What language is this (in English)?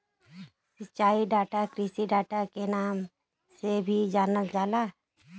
Bhojpuri